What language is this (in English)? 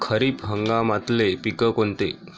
Marathi